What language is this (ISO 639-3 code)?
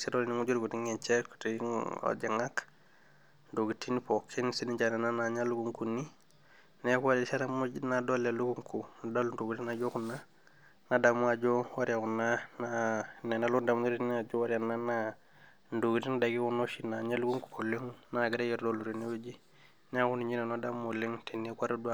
mas